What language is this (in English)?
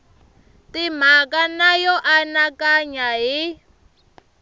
Tsonga